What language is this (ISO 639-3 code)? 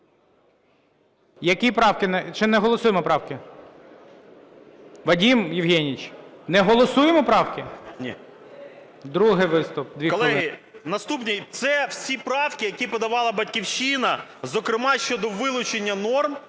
ukr